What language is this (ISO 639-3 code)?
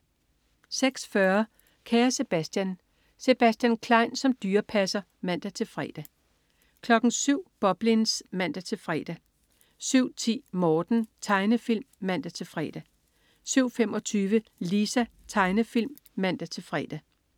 dan